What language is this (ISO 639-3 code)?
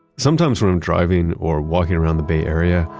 eng